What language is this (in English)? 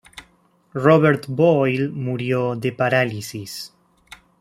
Spanish